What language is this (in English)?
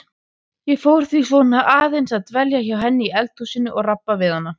Icelandic